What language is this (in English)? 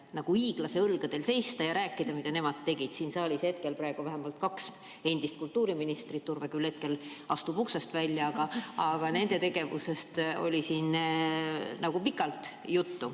Estonian